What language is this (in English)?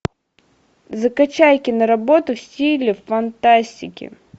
Russian